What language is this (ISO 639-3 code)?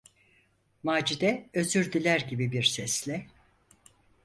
tur